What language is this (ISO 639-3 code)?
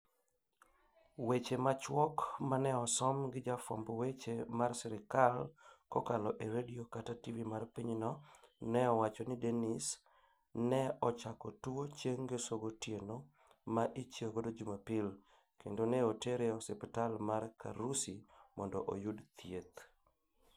luo